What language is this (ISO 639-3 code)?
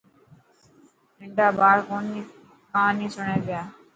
mki